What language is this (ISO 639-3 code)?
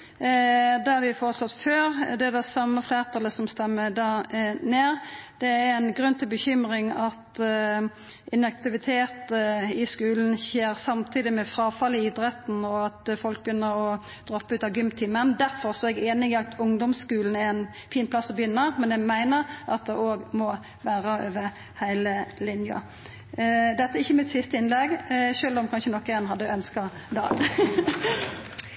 nno